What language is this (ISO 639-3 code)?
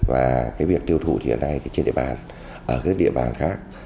vie